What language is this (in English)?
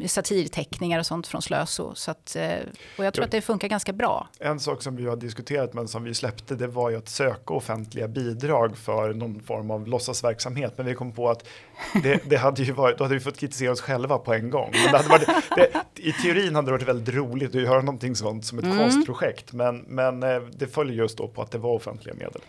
Swedish